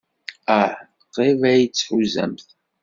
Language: Kabyle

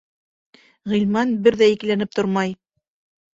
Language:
Bashkir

